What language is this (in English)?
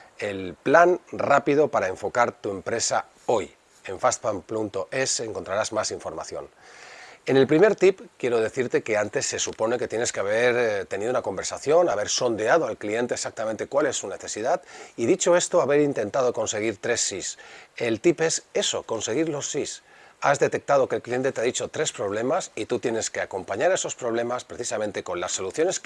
Spanish